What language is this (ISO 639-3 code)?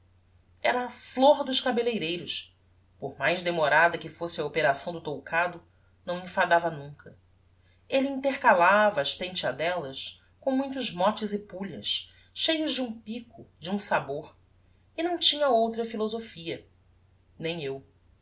por